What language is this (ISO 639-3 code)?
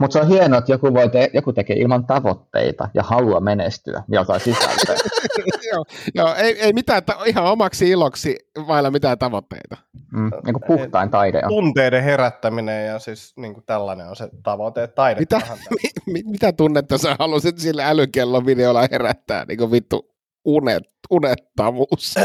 fin